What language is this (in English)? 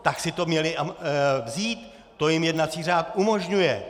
Czech